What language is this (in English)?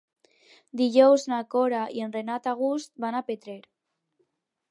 Catalan